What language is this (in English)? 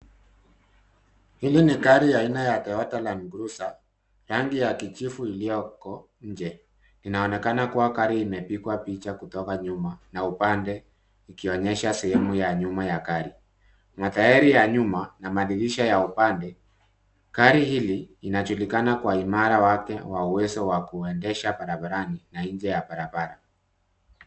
Swahili